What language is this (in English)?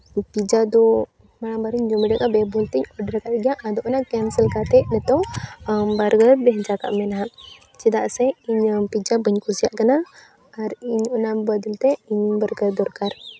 Santali